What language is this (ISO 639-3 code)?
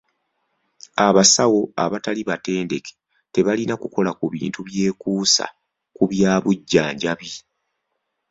lug